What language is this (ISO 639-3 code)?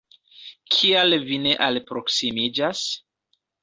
epo